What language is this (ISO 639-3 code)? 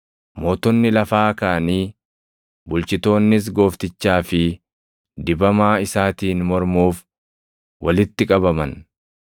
orm